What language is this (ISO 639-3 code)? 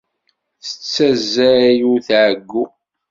kab